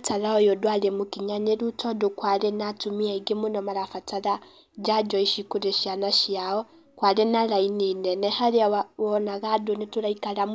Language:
Kikuyu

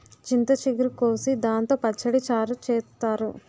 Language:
Telugu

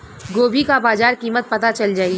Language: Bhojpuri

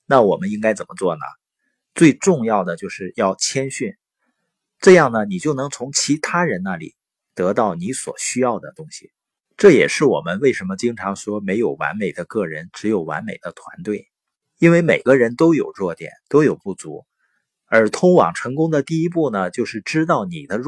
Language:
Chinese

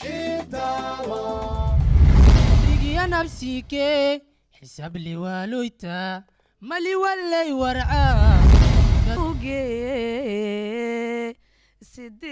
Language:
Arabic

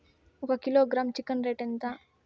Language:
Telugu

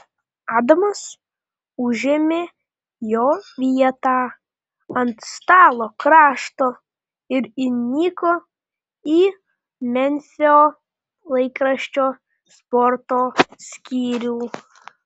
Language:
Lithuanian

